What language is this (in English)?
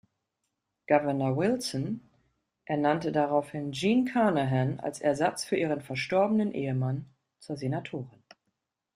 German